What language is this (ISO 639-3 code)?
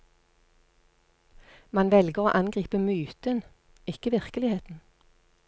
nor